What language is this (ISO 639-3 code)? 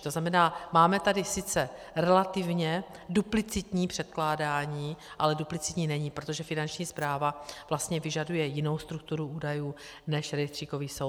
ces